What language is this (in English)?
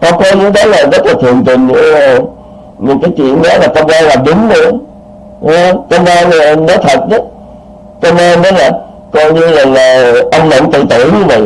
Vietnamese